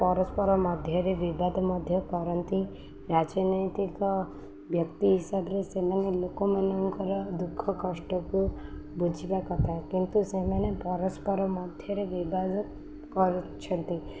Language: Odia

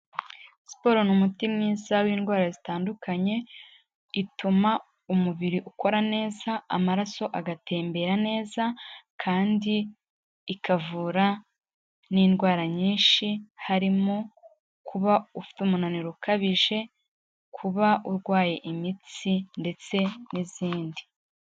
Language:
Kinyarwanda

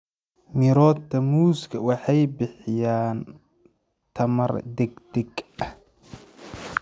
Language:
Somali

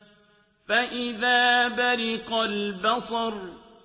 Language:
Arabic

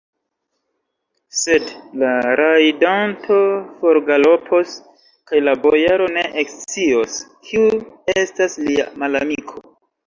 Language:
Esperanto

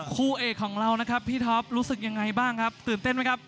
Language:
Thai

